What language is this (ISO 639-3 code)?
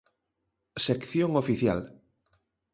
glg